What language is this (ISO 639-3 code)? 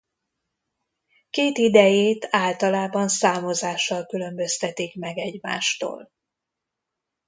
hun